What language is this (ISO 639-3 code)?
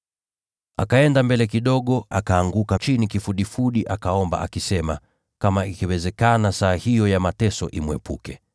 swa